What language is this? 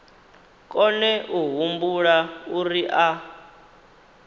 Venda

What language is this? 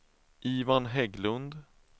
Swedish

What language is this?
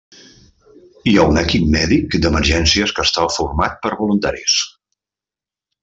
Catalan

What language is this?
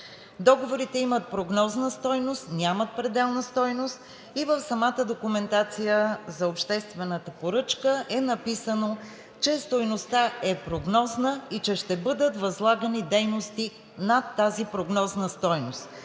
Bulgarian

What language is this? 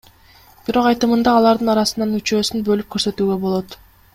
Kyrgyz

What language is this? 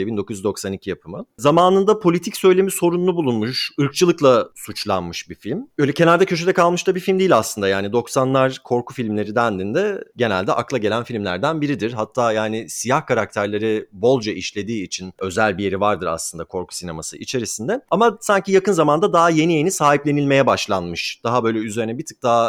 Turkish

